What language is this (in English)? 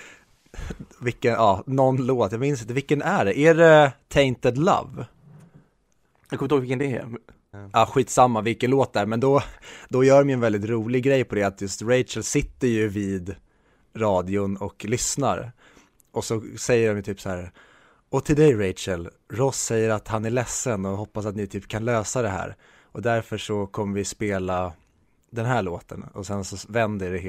Swedish